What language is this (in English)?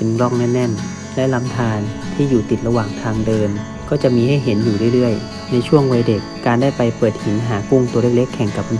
Thai